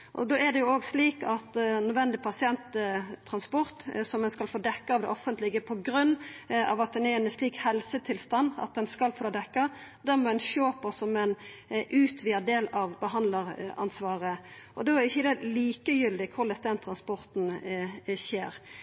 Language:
Norwegian Nynorsk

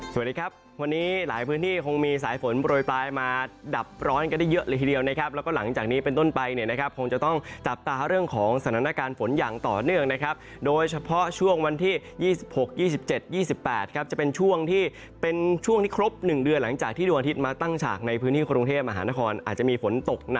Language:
Thai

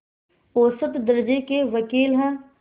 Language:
Hindi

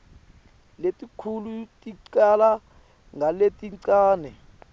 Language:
Swati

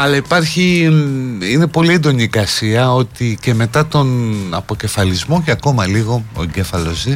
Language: Greek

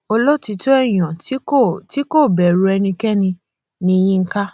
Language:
Yoruba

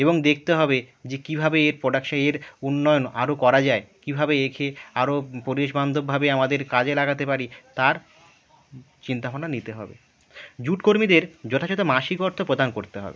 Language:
Bangla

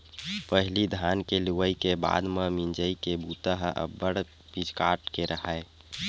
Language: Chhattisgarhi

